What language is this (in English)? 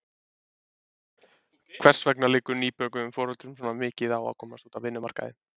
Icelandic